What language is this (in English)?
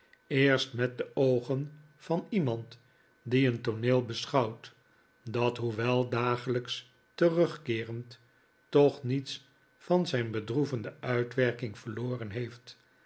Dutch